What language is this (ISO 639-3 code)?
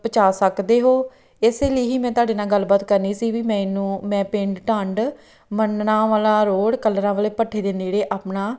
pan